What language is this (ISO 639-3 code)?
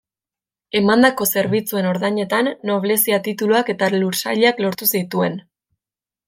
eus